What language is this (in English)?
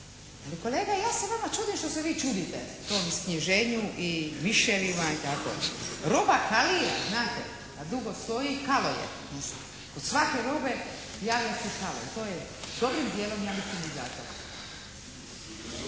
Croatian